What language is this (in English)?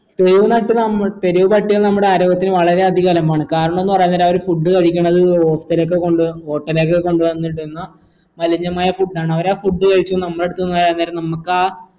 Malayalam